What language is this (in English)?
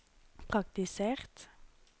Norwegian